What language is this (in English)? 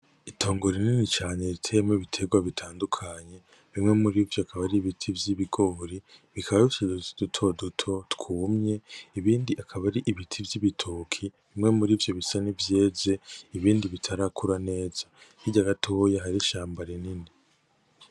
Rundi